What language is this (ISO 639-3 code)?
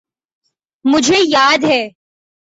urd